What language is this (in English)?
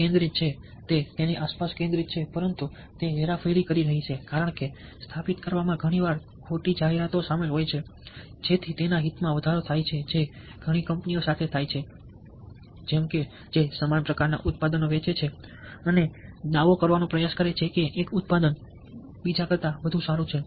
Gujarati